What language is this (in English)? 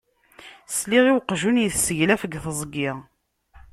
Kabyle